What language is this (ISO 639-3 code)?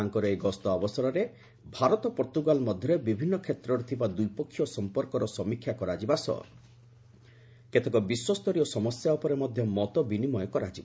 ori